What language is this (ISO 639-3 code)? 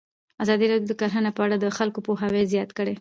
pus